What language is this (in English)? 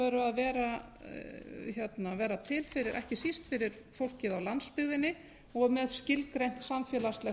Icelandic